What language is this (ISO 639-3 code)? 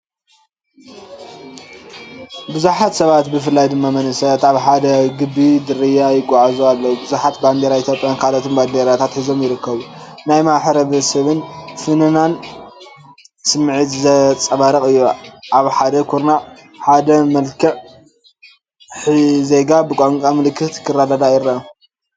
tir